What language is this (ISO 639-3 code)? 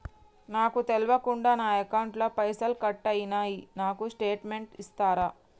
tel